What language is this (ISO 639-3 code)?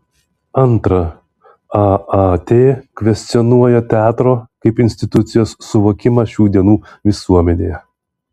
lit